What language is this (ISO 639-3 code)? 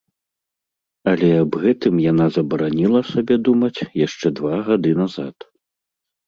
bel